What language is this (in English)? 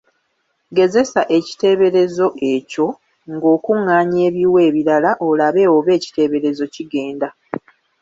Ganda